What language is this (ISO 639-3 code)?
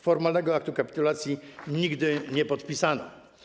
pol